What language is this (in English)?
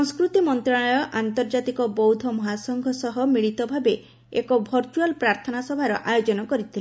Odia